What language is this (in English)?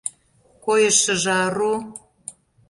Mari